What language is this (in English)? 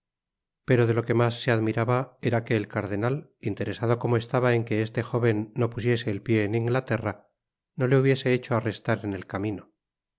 Spanish